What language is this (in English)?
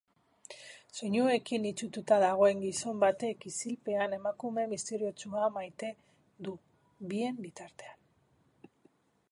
Basque